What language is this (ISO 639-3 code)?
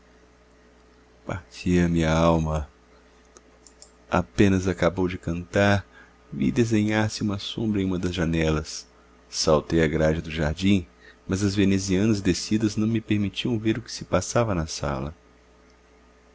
por